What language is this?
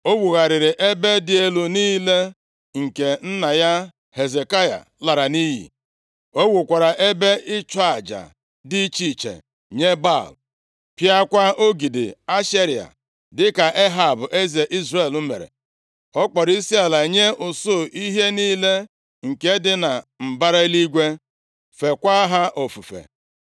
Igbo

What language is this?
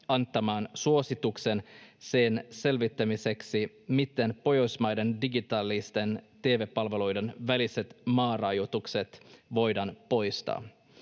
Finnish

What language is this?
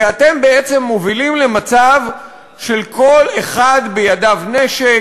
Hebrew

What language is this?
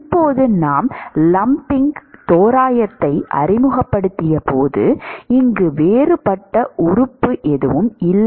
Tamil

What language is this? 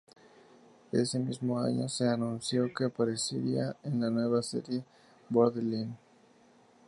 Spanish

